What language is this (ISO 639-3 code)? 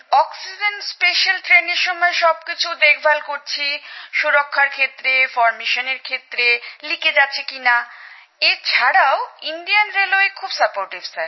ben